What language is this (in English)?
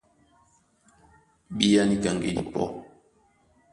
Duala